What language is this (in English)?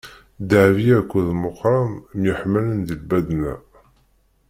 Kabyle